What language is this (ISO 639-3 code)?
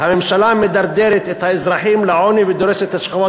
heb